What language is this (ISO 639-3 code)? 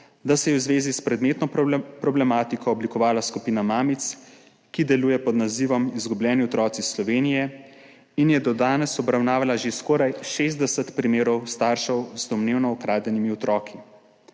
slv